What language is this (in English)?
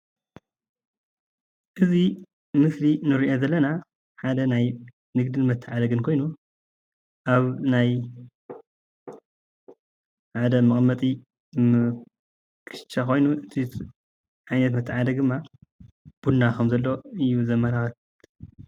Tigrinya